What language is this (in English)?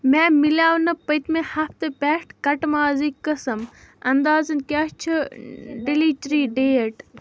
Kashmiri